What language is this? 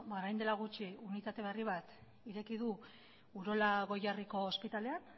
Basque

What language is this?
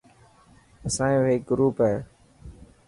Dhatki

